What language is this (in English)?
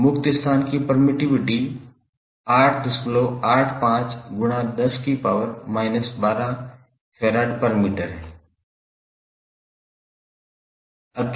Hindi